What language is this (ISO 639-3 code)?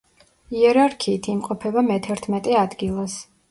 kat